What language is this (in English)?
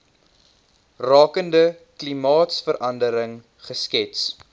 Afrikaans